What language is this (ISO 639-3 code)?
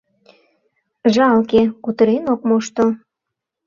chm